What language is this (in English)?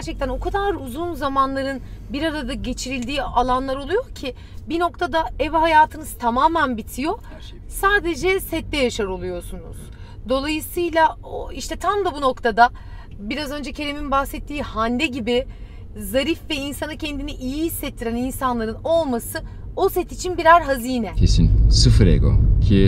Turkish